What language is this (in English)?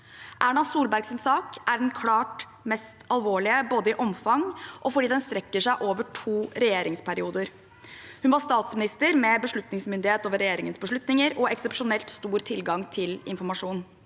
Norwegian